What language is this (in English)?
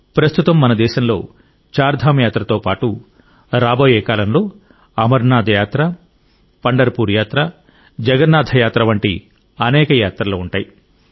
Telugu